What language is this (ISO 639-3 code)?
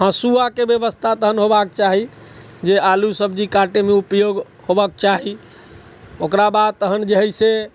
mai